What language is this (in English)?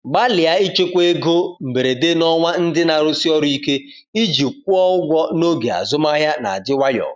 Igbo